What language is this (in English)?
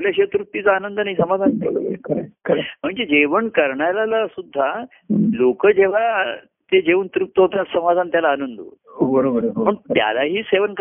Marathi